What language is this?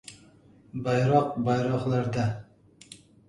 Uzbek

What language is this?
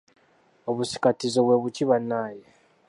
Ganda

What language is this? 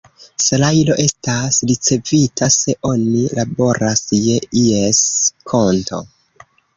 Esperanto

